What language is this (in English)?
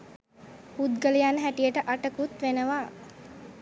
Sinhala